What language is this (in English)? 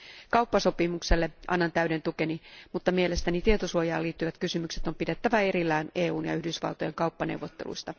Finnish